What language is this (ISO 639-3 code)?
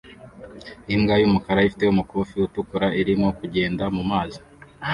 kin